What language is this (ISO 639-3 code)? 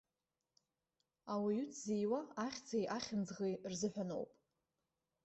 abk